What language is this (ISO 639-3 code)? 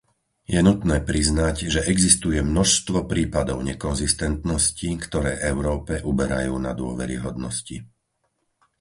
slk